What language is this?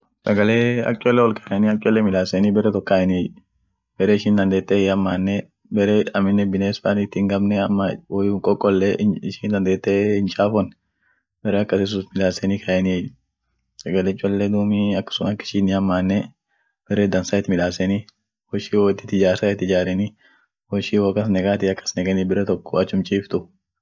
Orma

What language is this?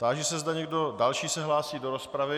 Czech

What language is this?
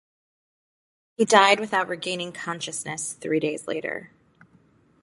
English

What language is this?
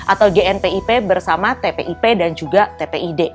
Indonesian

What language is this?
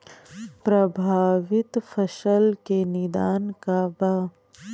Bhojpuri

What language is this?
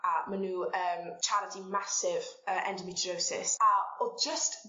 Welsh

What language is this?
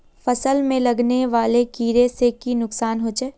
Magahi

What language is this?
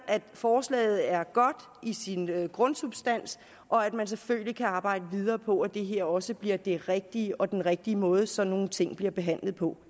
Danish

